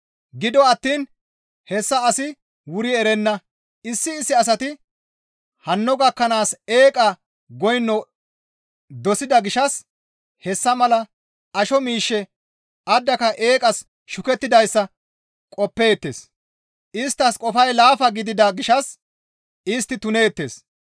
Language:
Gamo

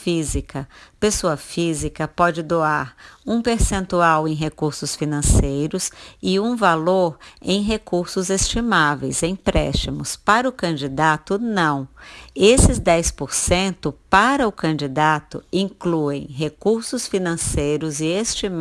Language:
Portuguese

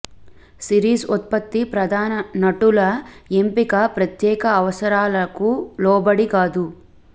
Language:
Telugu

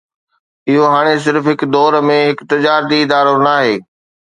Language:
Sindhi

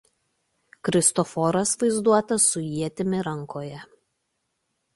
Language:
Lithuanian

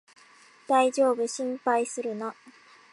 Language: Japanese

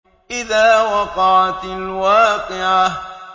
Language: Arabic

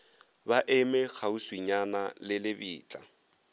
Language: Northern Sotho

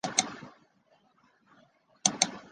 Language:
Chinese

